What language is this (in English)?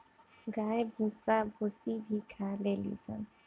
Bhojpuri